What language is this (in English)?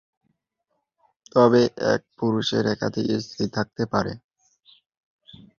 Bangla